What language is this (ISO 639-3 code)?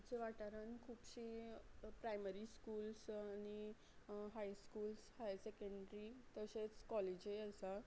kok